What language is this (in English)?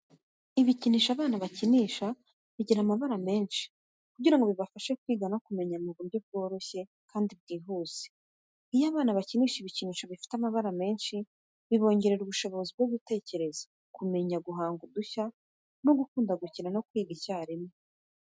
Kinyarwanda